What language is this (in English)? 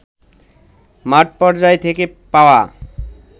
Bangla